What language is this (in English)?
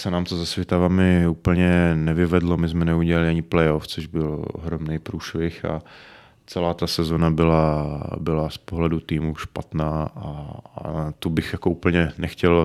Czech